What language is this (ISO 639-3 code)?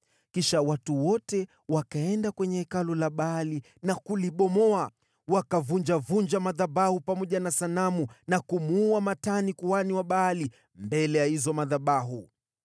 swa